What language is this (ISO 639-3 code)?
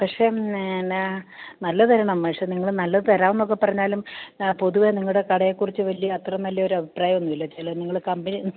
mal